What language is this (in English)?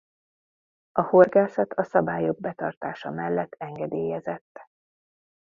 Hungarian